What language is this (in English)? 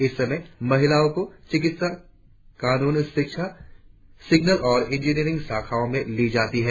Hindi